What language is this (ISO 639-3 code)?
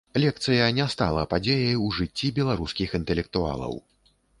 bel